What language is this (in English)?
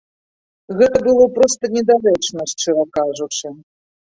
Belarusian